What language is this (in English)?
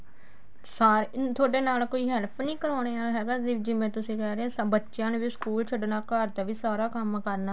Punjabi